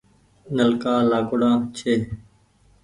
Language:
Goaria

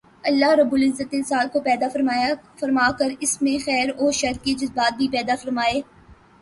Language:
Urdu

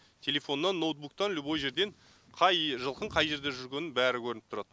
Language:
Kazakh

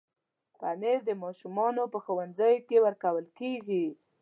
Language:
Pashto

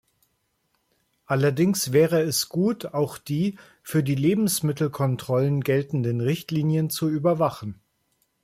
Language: German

